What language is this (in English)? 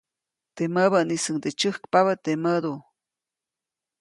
Copainalá Zoque